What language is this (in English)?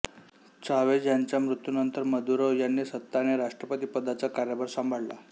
Marathi